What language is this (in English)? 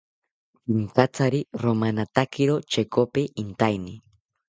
South Ucayali Ashéninka